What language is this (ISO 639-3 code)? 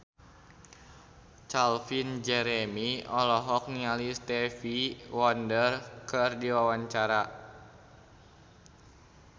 sun